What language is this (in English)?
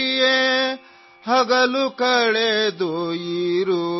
Hindi